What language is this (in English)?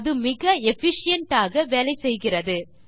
Tamil